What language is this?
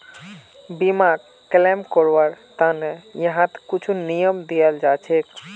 Magahi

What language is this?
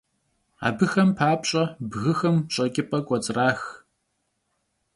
Kabardian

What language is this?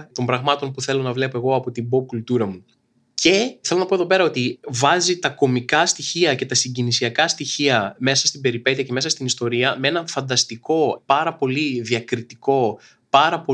Greek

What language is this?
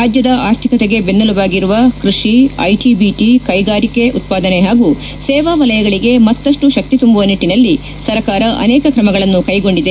Kannada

